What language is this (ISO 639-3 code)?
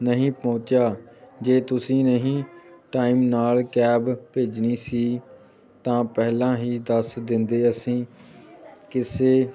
pan